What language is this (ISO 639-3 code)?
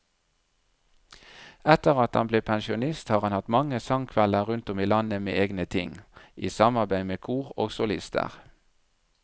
nor